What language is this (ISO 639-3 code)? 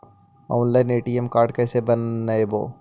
mag